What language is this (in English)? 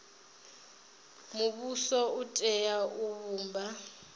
Venda